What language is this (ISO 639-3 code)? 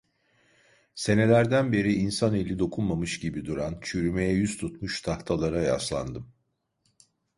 tur